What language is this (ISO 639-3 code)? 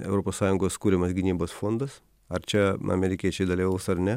lit